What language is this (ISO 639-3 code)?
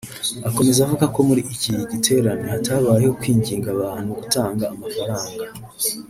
kin